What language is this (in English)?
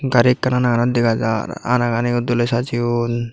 Chakma